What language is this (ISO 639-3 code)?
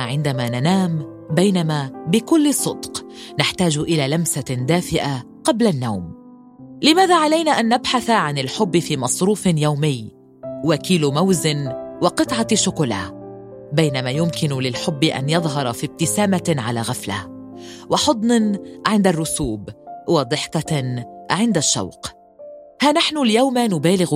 ara